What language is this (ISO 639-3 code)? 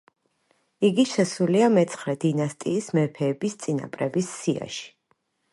kat